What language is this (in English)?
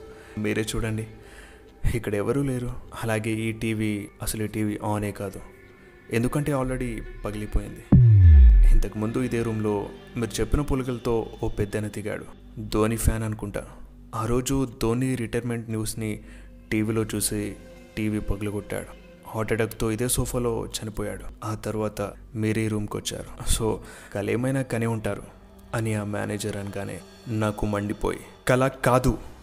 Telugu